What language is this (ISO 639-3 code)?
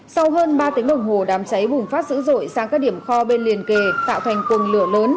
vie